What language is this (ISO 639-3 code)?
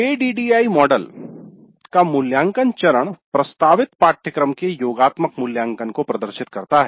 hin